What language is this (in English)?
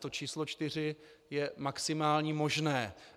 Czech